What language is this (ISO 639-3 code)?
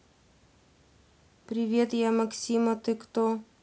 rus